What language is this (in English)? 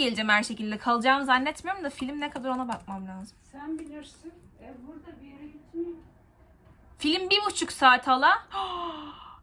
Turkish